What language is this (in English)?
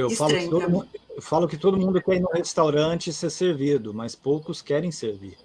Portuguese